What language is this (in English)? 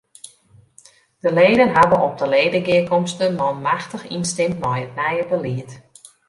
Western Frisian